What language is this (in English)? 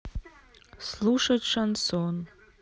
Russian